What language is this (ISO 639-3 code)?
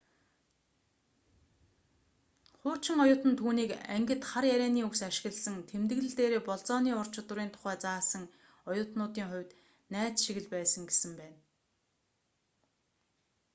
mon